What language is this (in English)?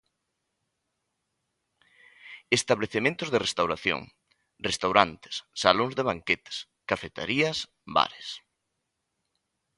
Galician